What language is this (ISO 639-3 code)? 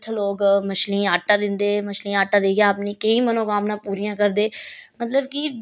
doi